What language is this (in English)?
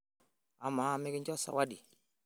Masai